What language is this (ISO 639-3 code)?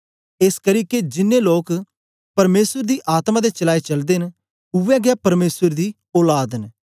doi